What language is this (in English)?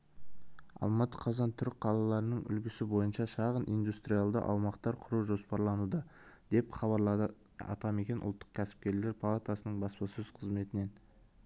Kazakh